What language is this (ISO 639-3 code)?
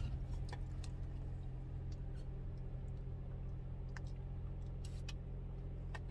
vie